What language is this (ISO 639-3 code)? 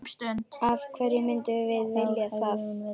isl